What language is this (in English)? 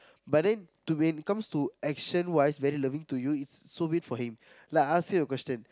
English